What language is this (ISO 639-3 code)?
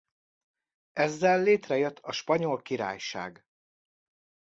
hun